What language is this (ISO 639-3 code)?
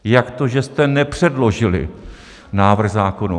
ces